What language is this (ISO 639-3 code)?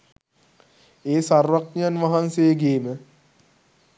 sin